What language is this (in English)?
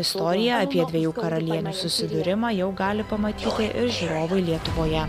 Lithuanian